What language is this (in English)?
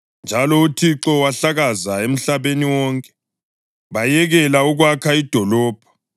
North Ndebele